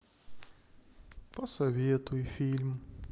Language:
Russian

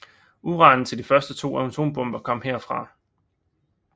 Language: Danish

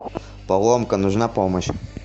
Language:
Russian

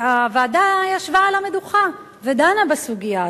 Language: Hebrew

